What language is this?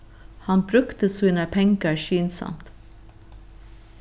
Faroese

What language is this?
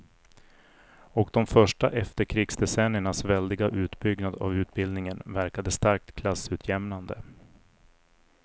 Swedish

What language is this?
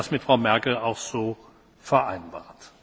German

